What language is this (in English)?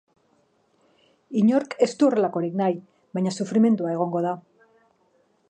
Basque